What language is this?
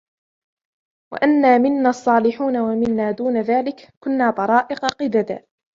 Arabic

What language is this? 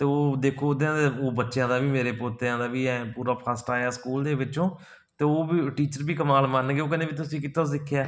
Punjabi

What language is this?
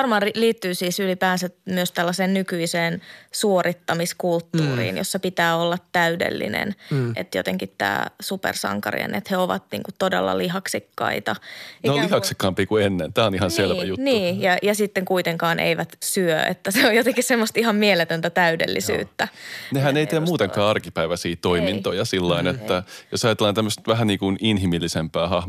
Finnish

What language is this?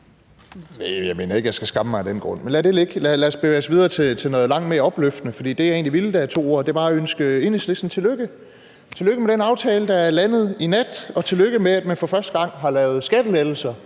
Danish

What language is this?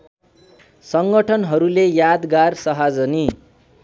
Nepali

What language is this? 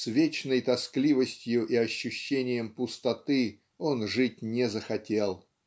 Russian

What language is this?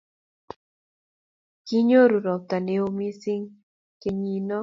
Kalenjin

